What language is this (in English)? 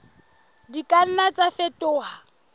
Southern Sotho